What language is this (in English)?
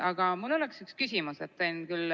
Estonian